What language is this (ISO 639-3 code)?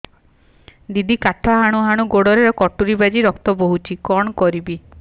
ori